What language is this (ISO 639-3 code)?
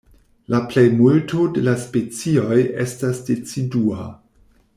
epo